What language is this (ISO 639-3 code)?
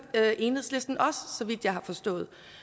dan